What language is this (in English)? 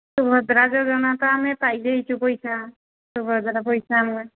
Odia